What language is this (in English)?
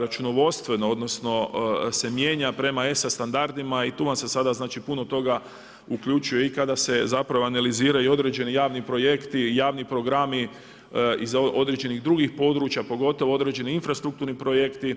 Croatian